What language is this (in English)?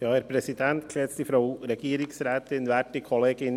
Swiss German